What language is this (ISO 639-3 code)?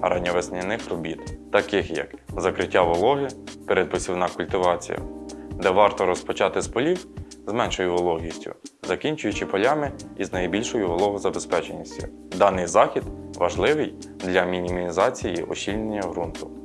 ukr